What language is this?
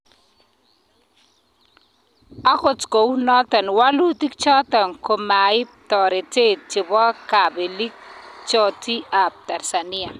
Kalenjin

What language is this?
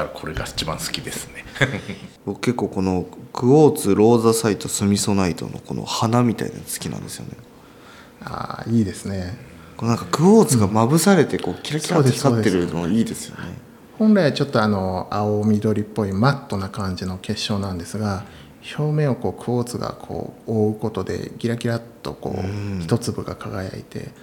Japanese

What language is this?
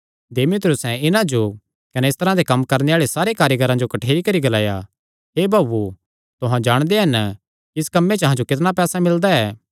Kangri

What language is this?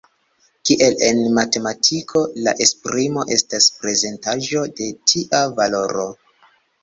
Esperanto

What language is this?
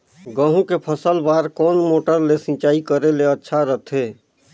Chhattisgarhi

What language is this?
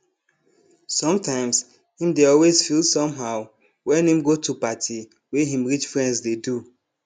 Nigerian Pidgin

